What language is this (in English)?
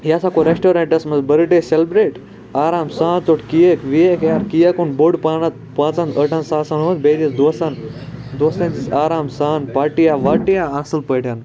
Kashmiri